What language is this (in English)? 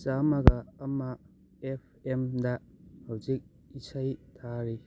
Manipuri